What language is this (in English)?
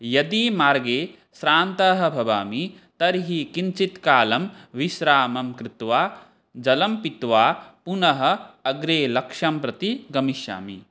Sanskrit